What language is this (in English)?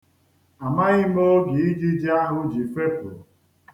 Igbo